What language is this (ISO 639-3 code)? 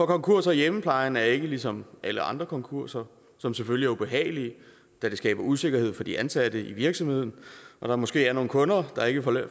dan